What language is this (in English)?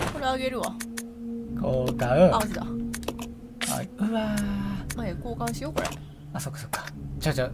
Japanese